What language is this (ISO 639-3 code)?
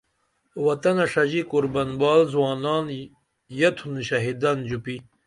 dml